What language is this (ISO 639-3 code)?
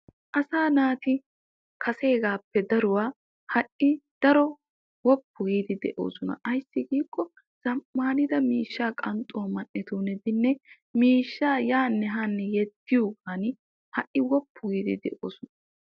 wal